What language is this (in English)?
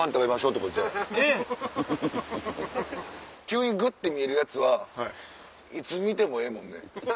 Japanese